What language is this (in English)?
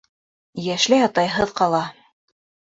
Bashkir